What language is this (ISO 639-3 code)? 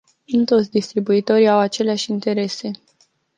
ron